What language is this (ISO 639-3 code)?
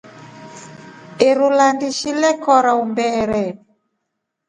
rof